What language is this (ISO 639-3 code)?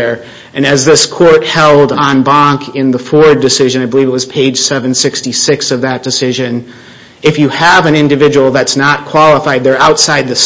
eng